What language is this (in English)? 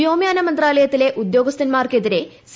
Malayalam